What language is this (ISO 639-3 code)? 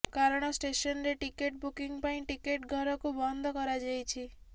ori